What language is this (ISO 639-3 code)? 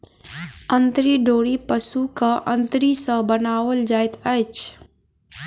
mai